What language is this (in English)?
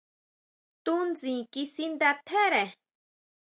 Huautla Mazatec